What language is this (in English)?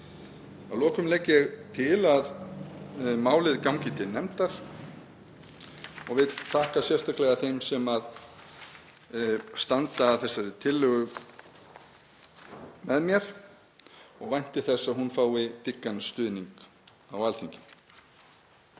Icelandic